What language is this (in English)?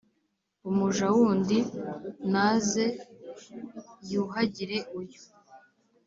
Kinyarwanda